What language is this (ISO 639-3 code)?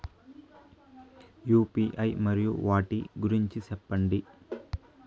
tel